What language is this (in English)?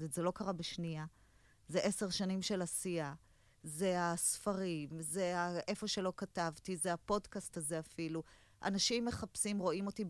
Hebrew